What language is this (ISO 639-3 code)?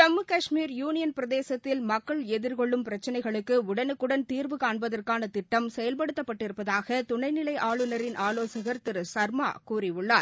tam